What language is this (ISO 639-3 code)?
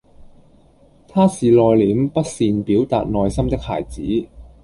yue